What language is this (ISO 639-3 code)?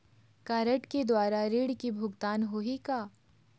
hne